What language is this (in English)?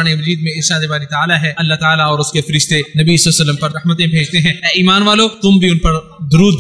Arabic